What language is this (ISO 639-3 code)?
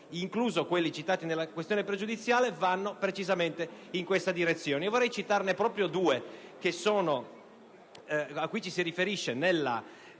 ita